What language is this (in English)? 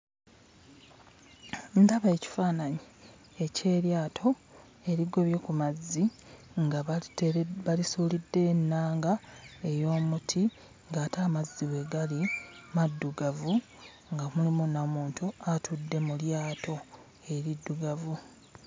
Ganda